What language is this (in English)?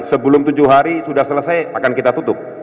Indonesian